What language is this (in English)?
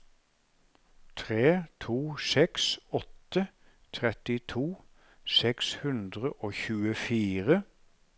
Norwegian